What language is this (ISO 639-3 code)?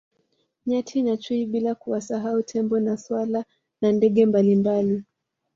swa